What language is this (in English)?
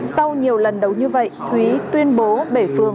Vietnamese